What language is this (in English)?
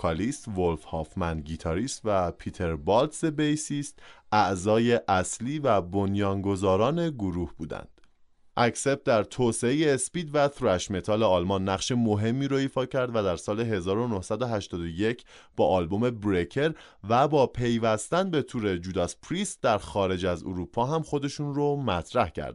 Persian